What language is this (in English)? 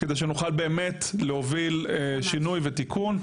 Hebrew